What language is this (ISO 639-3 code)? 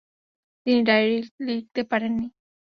ben